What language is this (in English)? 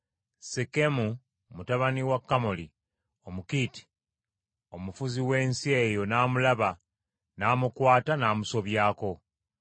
Ganda